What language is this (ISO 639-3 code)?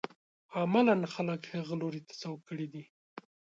pus